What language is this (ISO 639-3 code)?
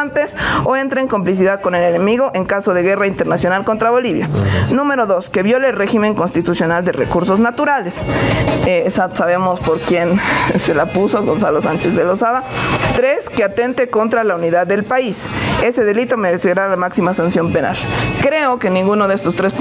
spa